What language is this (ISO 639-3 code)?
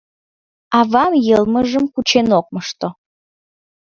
chm